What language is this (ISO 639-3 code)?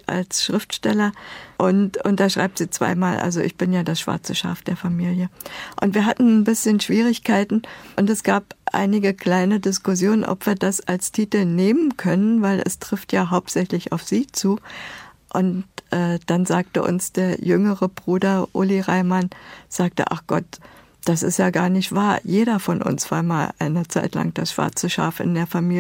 deu